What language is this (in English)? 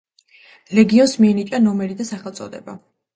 Georgian